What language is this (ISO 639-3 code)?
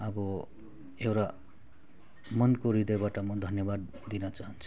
nep